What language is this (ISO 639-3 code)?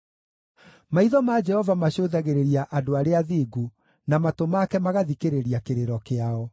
kik